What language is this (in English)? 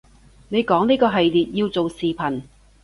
Cantonese